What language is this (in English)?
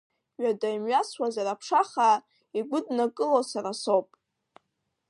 Abkhazian